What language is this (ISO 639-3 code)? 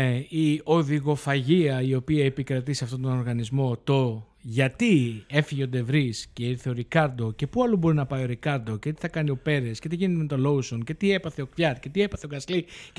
ell